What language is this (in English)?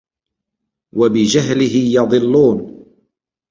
Arabic